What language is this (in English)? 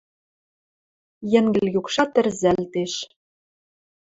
Western Mari